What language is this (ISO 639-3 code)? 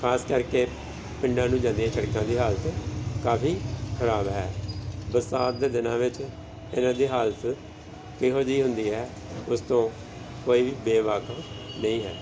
pan